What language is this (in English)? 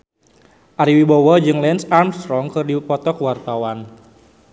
Sundanese